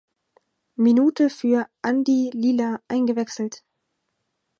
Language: German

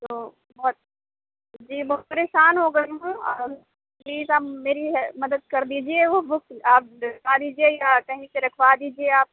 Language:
Urdu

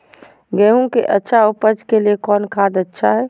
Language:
Magahi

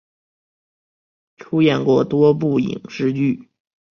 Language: Chinese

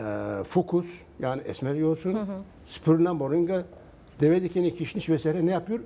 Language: Turkish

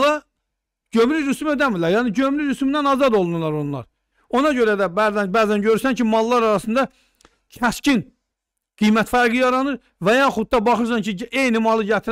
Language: Turkish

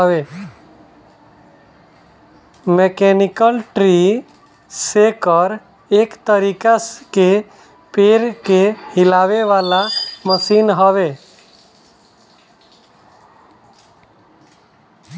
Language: Bhojpuri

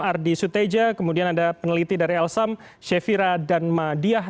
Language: Indonesian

